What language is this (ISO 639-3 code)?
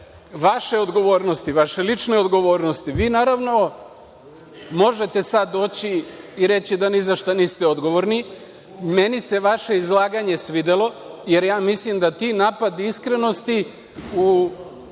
srp